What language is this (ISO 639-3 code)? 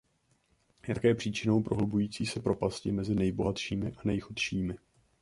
ces